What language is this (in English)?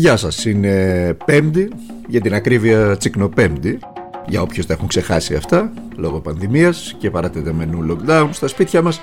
Greek